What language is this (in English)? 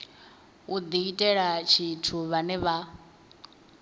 Venda